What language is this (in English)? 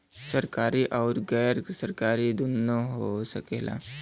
Bhojpuri